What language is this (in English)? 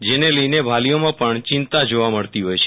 Gujarati